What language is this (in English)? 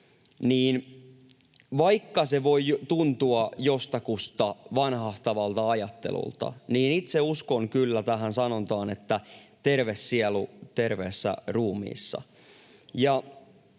Finnish